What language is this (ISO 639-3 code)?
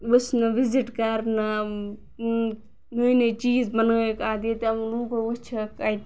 kas